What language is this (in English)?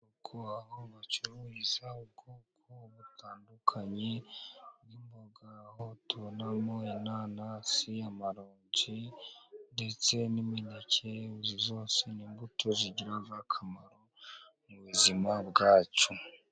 Kinyarwanda